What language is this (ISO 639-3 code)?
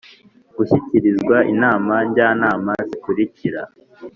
kin